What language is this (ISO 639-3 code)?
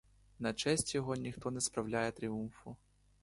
ukr